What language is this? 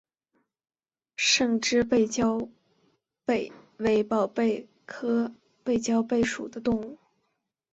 Chinese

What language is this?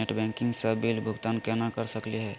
Magahi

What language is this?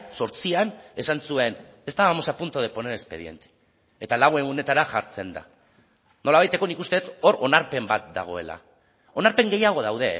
Basque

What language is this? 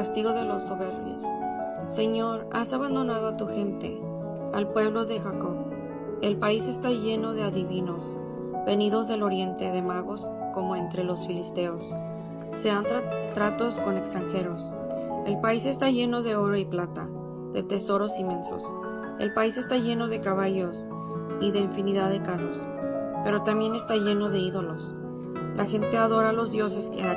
Spanish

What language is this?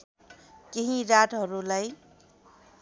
Nepali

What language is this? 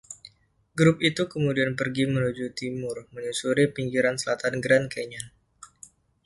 Indonesian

